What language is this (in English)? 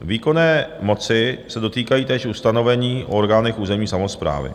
Czech